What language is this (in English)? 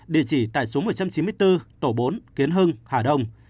Vietnamese